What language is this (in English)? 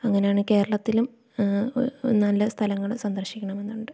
Malayalam